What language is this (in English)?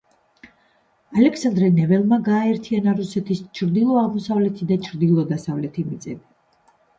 Georgian